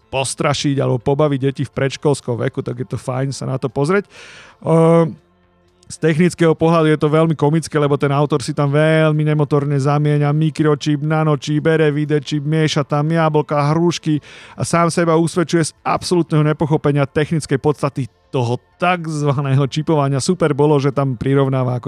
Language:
Slovak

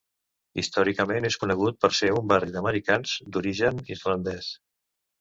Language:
Catalan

